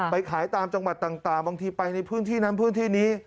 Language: Thai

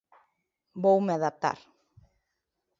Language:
Galician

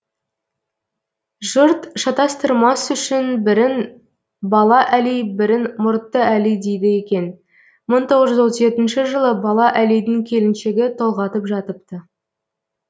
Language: Kazakh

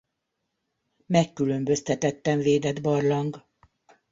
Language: Hungarian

